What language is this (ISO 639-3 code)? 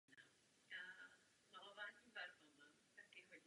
ces